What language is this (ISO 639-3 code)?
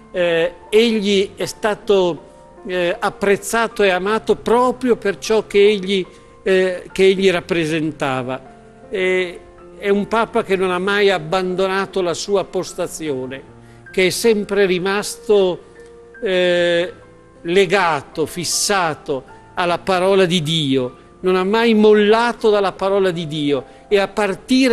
ita